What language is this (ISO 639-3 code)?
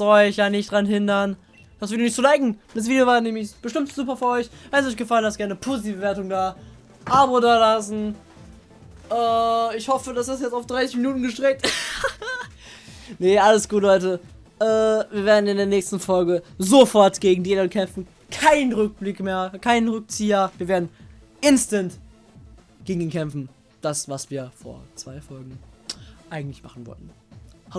deu